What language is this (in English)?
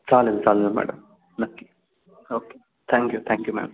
Marathi